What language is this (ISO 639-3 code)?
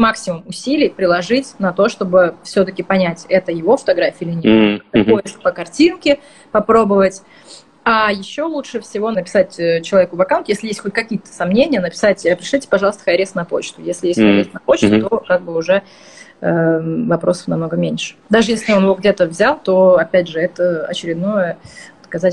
rus